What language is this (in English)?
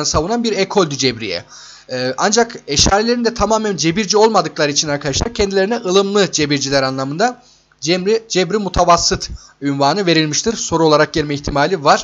Turkish